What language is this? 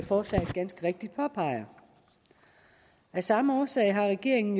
Danish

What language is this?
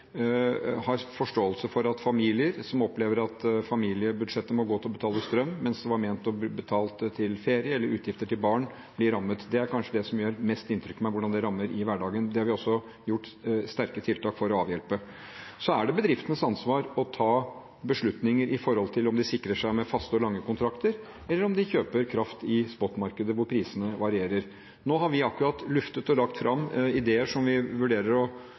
Norwegian Bokmål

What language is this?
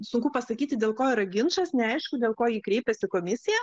Lithuanian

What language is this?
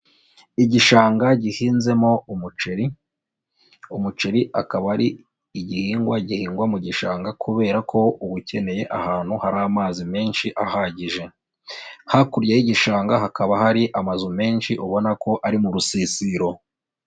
Kinyarwanda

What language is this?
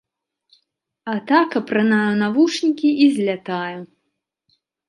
Belarusian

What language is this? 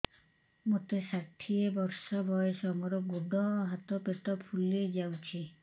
Odia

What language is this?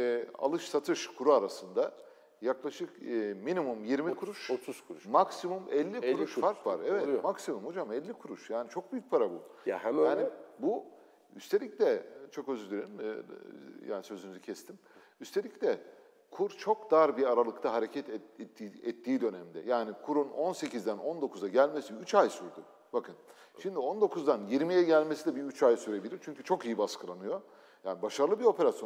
Turkish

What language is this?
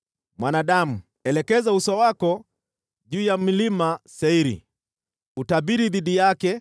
Swahili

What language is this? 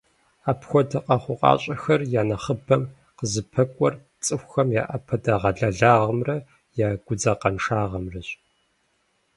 Kabardian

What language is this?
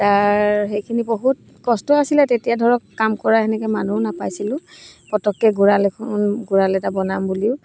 Assamese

